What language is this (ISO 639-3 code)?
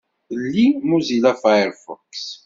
kab